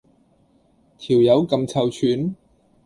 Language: Cantonese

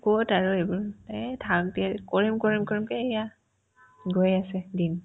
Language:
Assamese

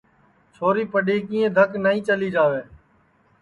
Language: Sansi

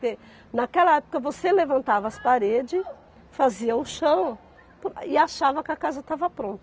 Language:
Portuguese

